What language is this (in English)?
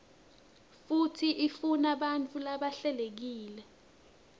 Swati